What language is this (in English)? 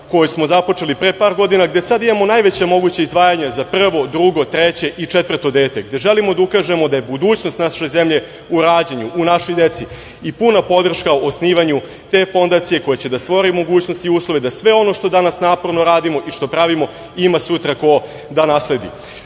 Serbian